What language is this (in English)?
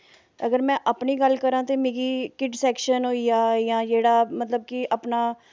Dogri